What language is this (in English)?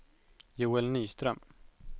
Swedish